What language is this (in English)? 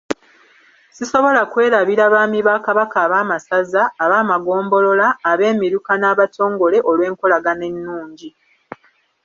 Ganda